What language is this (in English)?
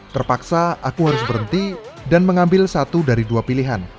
Indonesian